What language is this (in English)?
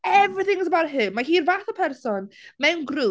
Welsh